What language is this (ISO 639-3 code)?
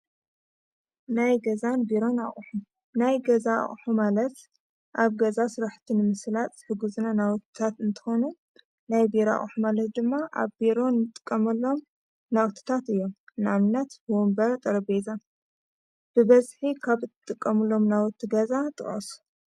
tir